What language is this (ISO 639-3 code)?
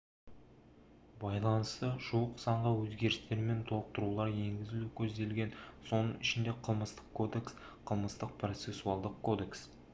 kaz